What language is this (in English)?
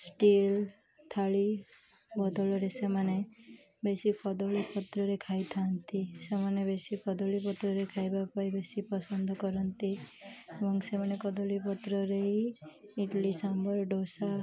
Odia